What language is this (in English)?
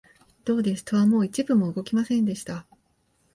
Japanese